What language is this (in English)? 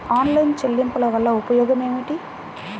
Telugu